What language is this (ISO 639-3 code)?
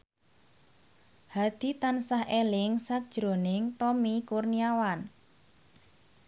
jav